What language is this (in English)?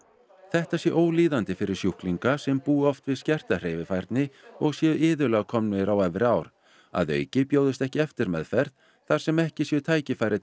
Icelandic